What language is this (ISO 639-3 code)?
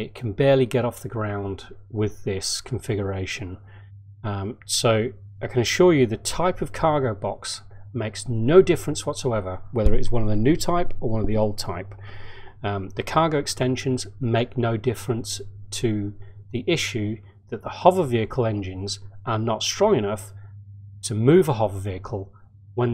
eng